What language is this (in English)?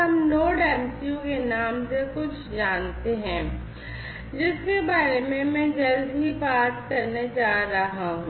Hindi